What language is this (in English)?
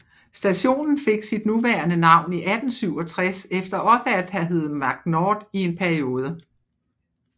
Danish